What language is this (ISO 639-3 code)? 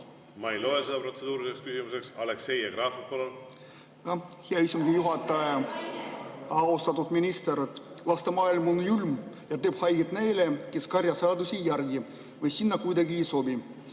est